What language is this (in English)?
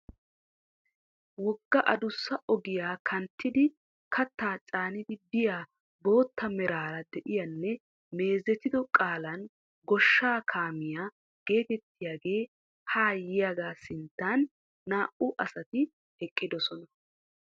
Wolaytta